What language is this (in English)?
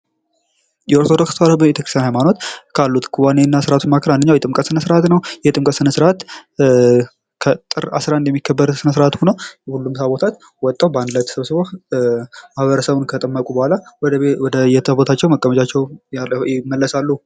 Amharic